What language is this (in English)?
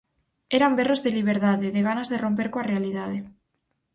Galician